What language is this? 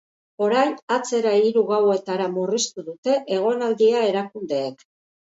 Basque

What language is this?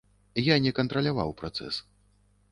Belarusian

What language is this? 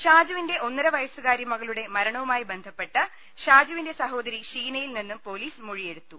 Malayalam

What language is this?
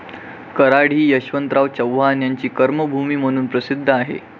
Marathi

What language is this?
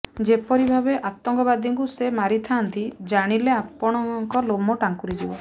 Odia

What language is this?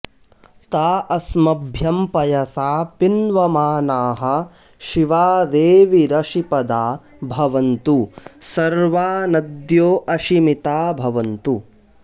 Sanskrit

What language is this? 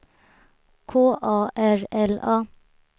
Swedish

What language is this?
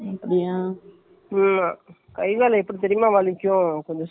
Tamil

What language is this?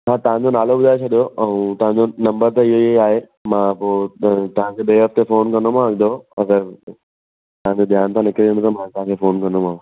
Sindhi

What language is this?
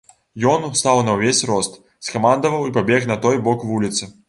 Belarusian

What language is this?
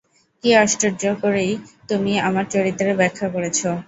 Bangla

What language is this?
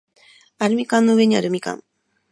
Japanese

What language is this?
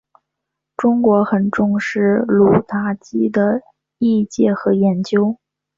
Chinese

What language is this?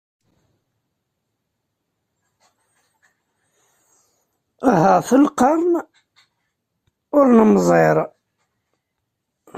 Kabyle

